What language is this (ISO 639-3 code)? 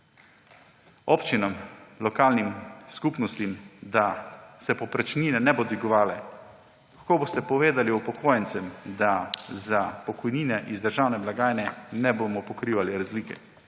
slv